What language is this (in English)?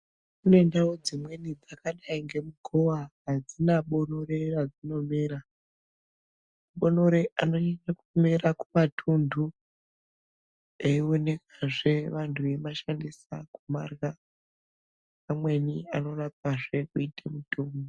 Ndau